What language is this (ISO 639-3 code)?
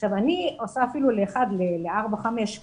heb